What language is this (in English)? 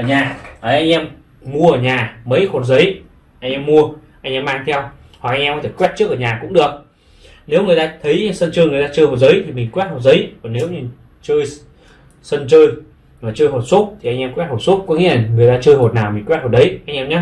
Vietnamese